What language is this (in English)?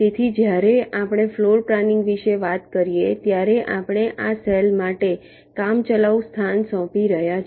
Gujarati